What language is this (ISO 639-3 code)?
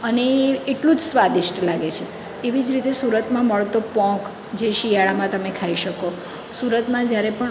guj